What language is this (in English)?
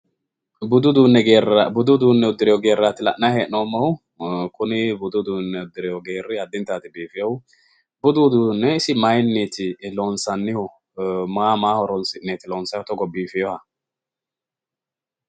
Sidamo